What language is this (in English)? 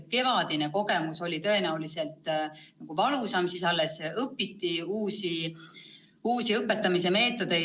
Estonian